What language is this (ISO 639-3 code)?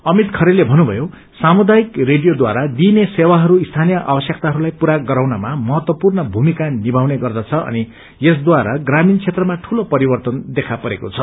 nep